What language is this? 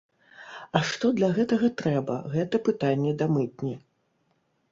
Belarusian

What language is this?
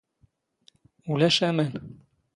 Standard Moroccan Tamazight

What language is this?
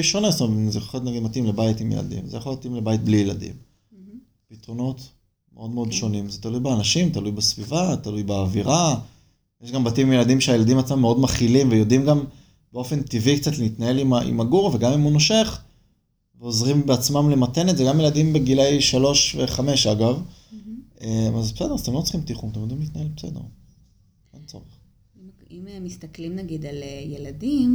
Hebrew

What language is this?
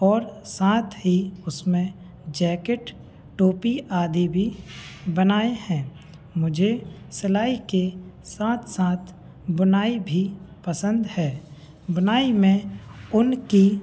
Hindi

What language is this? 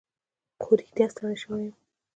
Pashto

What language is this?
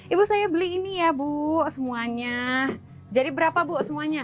Indonesian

